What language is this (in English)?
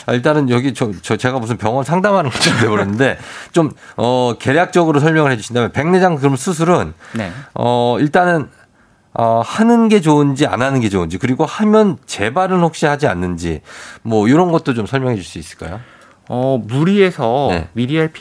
Korean